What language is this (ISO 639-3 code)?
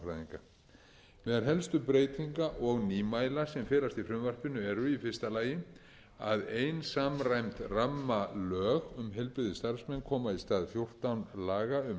isl